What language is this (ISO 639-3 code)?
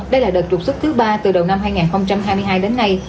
vie